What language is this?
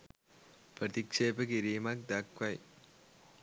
Sinhala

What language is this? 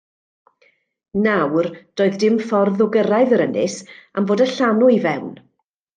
Welsh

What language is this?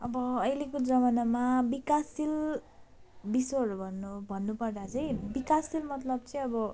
Nepali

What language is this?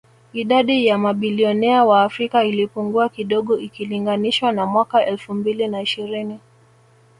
Swahili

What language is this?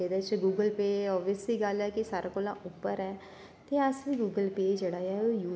Dogri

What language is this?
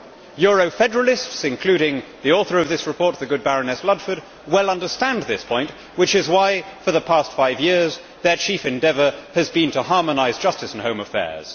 English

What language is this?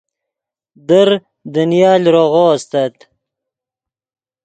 Yidgha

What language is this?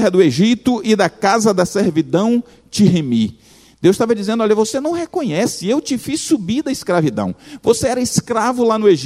Portuguese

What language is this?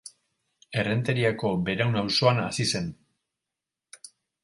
Basque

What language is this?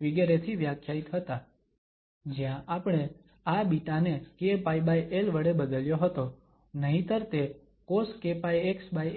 Gujarati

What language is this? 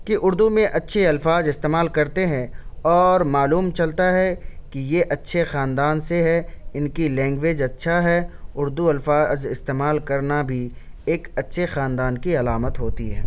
Urdu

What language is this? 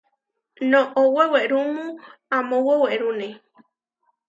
Huarijio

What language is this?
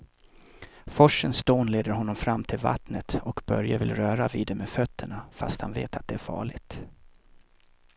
Swedish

